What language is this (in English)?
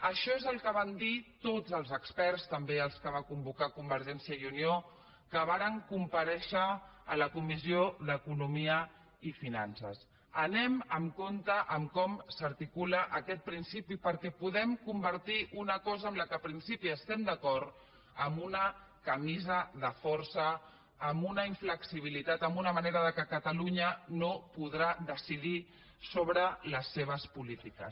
Catalan